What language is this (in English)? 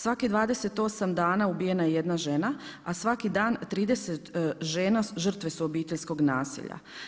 Croatian